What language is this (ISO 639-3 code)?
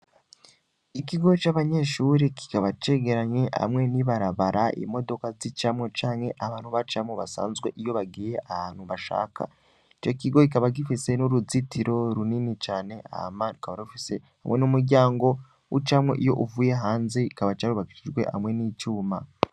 run